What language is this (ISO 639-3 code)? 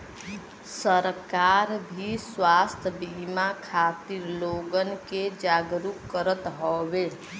bho